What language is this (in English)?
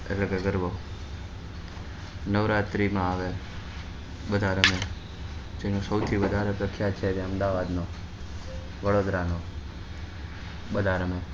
Gujarati